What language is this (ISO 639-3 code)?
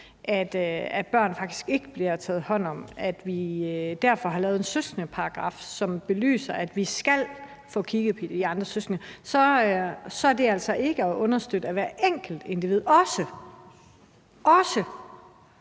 dan